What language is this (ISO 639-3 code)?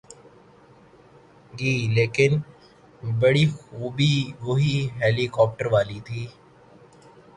urd